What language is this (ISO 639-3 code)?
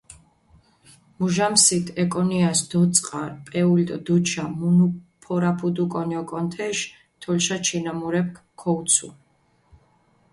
xmf